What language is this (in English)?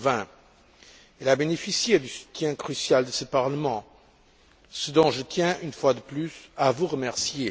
French